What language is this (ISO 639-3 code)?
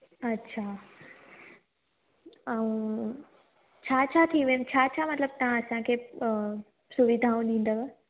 snd